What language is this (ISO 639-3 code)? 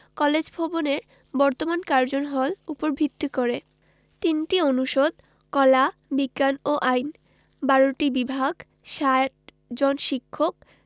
ben